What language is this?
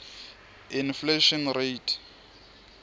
Swati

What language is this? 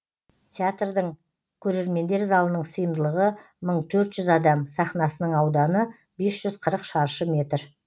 Kazakh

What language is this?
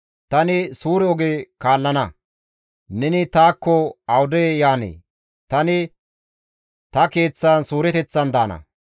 Gamo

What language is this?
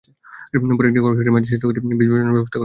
Bangla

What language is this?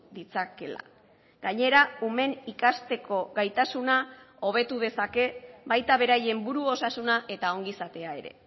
Basque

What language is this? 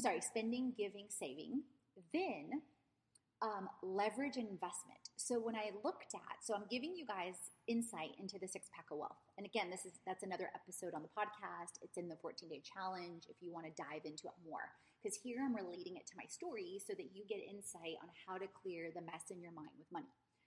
English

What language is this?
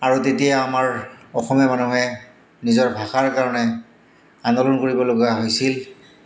Assamese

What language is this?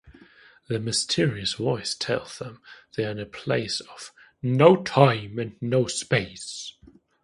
English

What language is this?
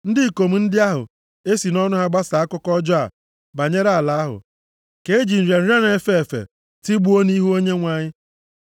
Igbo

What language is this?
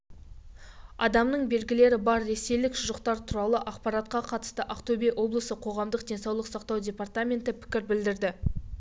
Kazakh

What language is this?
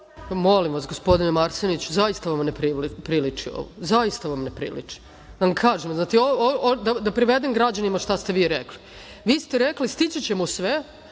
Serbian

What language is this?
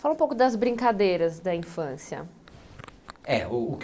Portuguese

